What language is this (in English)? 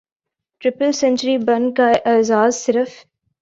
Urdu